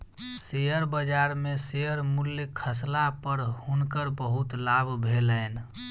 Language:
Maithili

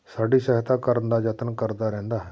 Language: Punjabi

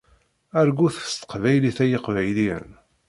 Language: Kabyle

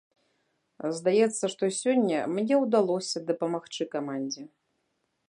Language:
Belarusian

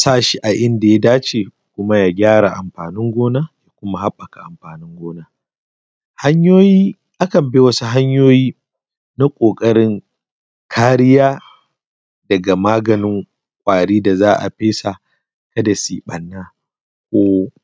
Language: Hausa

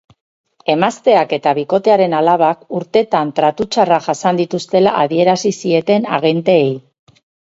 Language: Basque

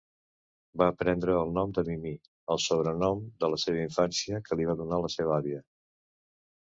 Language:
Catalan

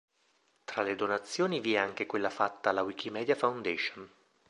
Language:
Italian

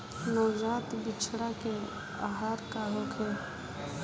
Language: Bhojpuri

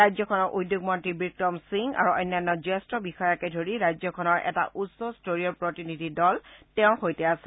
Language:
Assamese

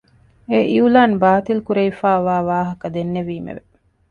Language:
Divehi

